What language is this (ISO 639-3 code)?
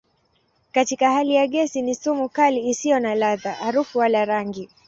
swa